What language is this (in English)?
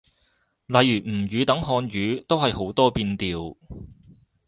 Cantonese